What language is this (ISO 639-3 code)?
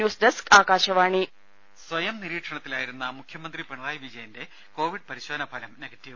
mal